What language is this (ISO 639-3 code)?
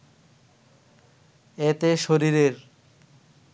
ben